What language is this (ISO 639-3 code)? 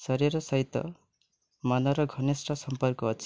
ori